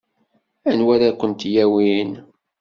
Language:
Kabyle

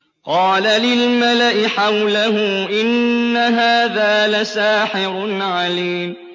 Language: Arabic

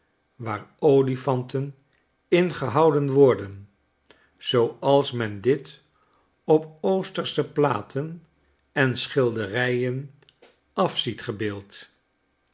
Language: Dutch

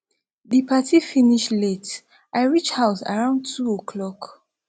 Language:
Nigerian Pidgin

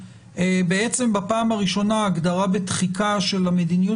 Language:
Hebrew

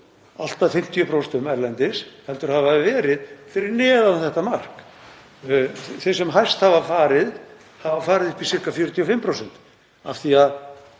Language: Icelandic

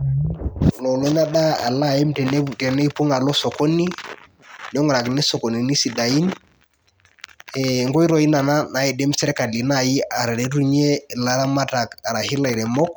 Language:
Masai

